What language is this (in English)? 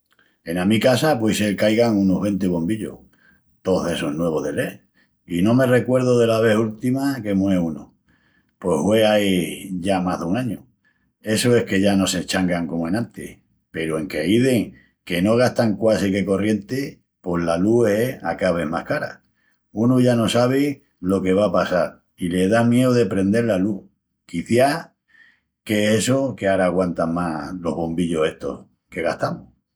Extremaduran